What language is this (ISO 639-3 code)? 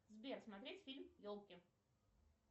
rus